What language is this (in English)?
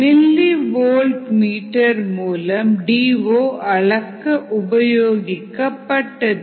Tamil